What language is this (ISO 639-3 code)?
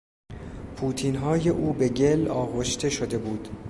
fas